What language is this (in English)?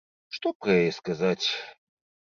Belarusian